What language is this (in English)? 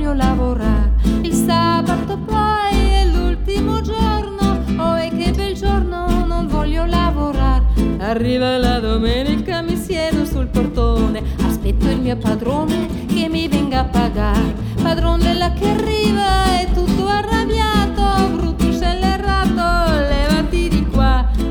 German